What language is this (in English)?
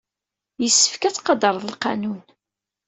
Kabyle